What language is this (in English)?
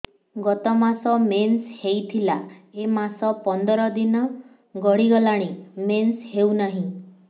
Odia